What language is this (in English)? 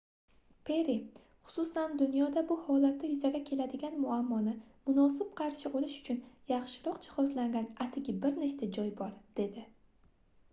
Uzbek